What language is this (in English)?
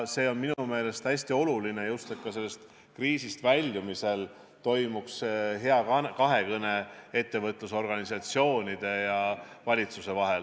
Estonian